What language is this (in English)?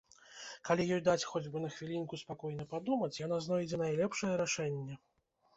Belarusian